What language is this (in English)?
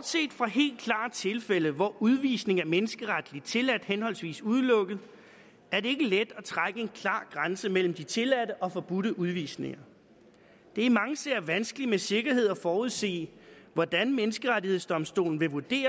Danish